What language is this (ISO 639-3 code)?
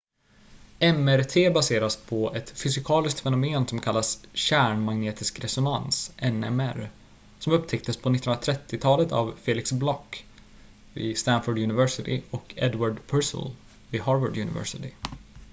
swe